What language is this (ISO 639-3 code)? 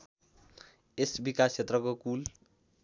nep